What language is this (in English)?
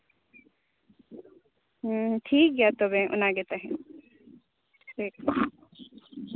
Santali